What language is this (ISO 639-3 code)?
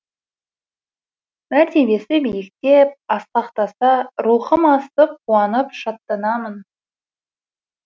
kaz